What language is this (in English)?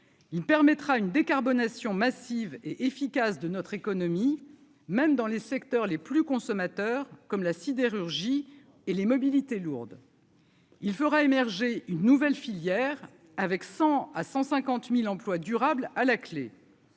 French